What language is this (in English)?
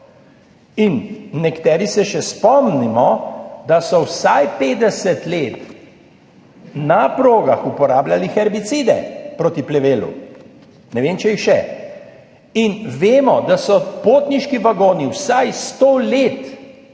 Slovenian